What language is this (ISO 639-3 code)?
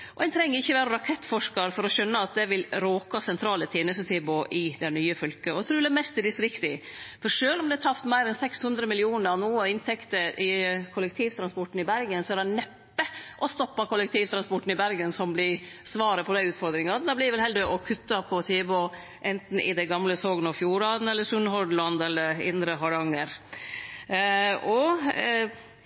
nno